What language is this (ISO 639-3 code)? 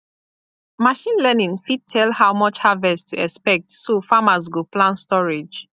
pcm